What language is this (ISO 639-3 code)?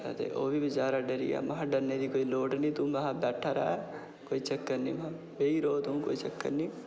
doi